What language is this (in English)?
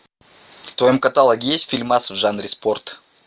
Russian